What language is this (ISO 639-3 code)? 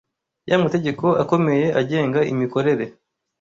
kin